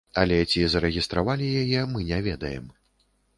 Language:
Belarusian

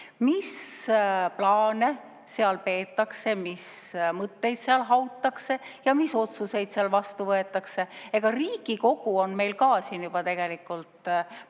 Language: Estonian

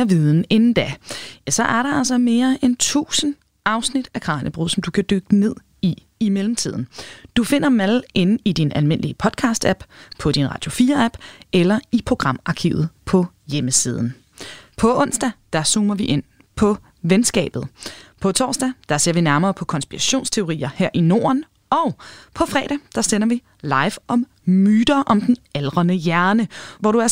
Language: Danish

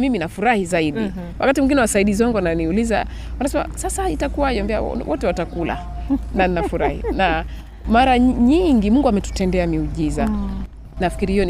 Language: Swahili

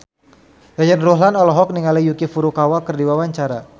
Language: Sundanese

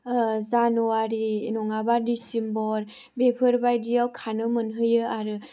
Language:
Bodo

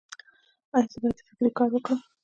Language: Pashto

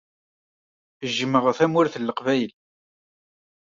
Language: Kabyle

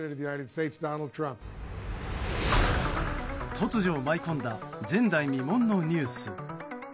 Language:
Japanese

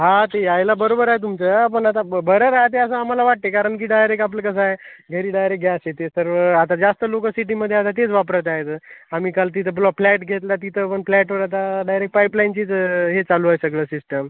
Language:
Marathi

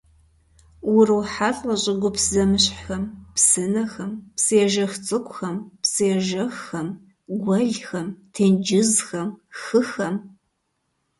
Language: Kabardian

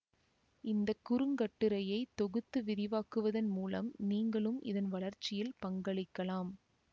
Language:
Tamil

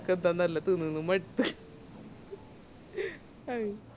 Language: Malayalam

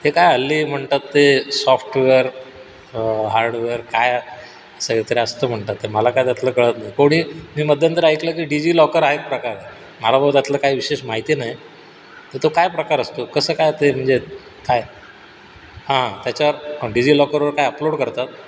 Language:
Marathi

